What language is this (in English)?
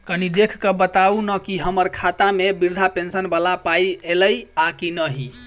Maithili